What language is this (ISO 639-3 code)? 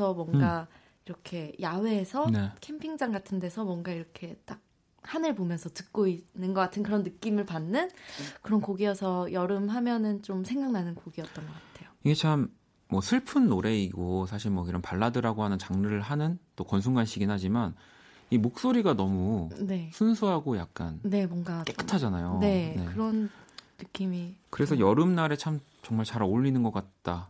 kor